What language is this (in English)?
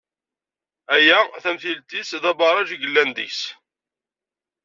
Kabyle